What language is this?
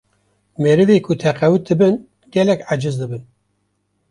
Kurdish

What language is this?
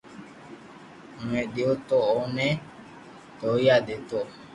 Loarki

